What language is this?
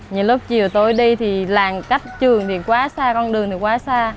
Vietnamese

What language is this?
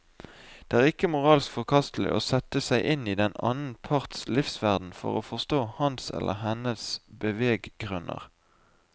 Norwegian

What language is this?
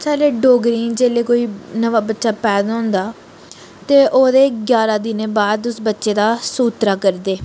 Dogri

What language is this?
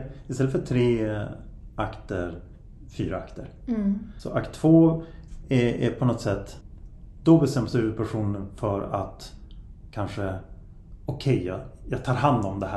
Swedish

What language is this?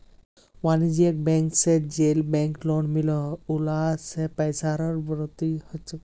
Magahi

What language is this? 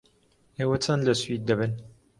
Central Kurdish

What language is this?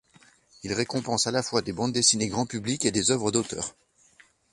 French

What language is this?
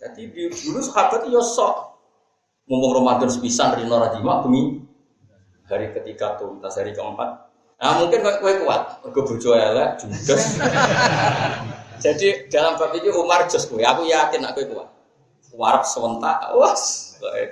Indonesian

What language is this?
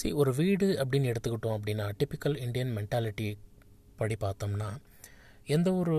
Tamil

